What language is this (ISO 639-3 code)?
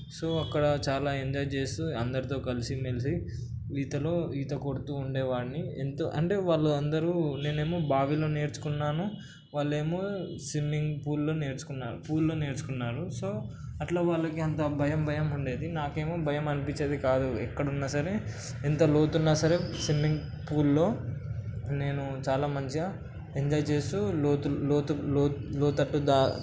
tel